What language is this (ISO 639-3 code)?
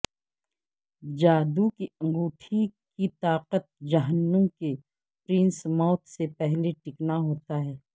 urd